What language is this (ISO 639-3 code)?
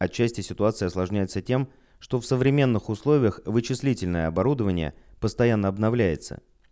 rus